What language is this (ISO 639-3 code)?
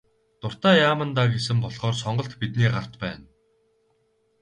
mon